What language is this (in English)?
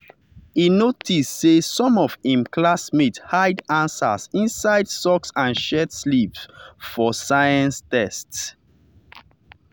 Nigerian Pidgin